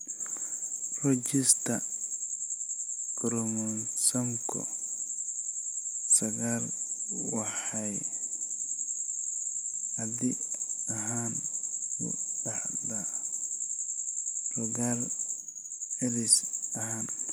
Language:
Somali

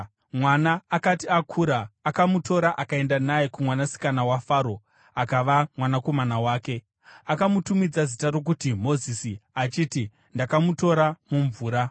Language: Shona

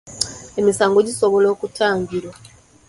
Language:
Ganda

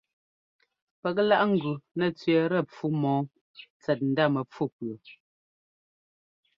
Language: Ngomba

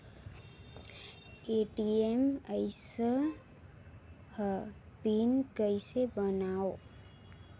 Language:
Chhattisgarhi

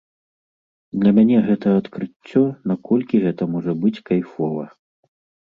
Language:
Belarusian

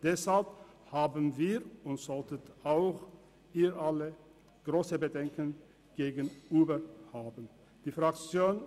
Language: Swiss German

